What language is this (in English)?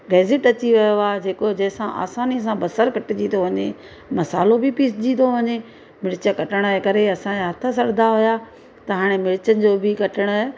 Sindhi